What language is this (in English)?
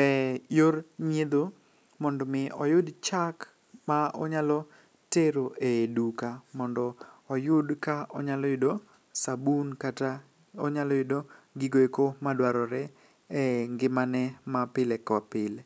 Luo (Kenya and Tanzania)